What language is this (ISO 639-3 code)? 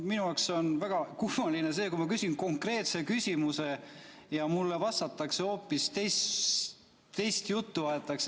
est